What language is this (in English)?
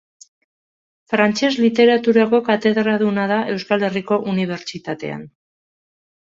Basque